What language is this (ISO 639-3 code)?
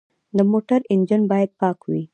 pus